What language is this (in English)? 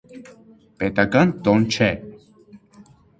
Armenian